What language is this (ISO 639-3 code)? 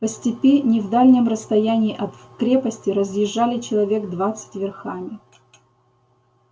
rus